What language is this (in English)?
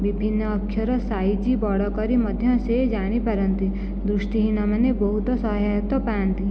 Odia